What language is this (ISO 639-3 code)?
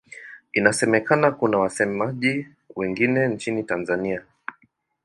swa